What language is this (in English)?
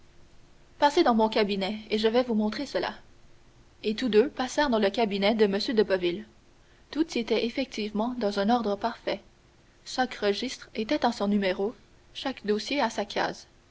French